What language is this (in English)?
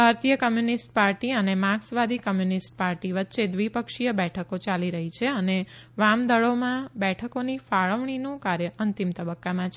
Gujarati